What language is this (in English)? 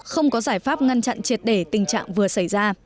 Vietnamese